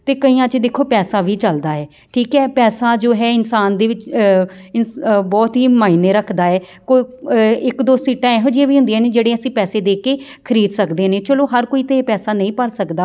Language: Punjabi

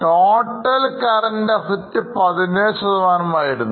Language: Malayalam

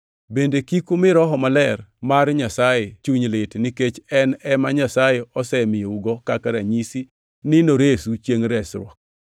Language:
Luo (Kenya and Tanzania)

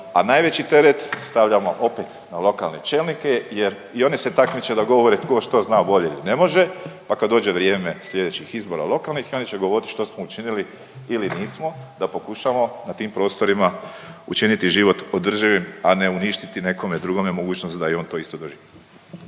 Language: Croatian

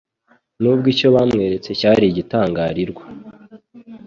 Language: Kinyarwanda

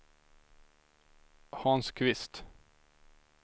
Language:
Swedish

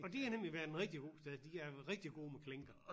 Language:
Danish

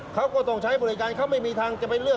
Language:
Thai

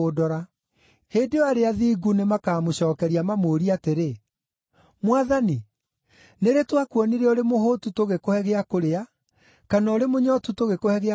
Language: Kikuyu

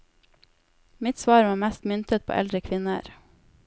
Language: Norwegian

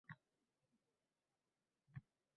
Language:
Uzbek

